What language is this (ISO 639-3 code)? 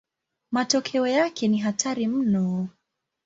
swa